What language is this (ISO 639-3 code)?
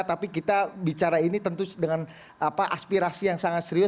ind